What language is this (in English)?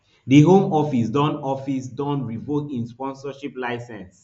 Nigerian Pidgin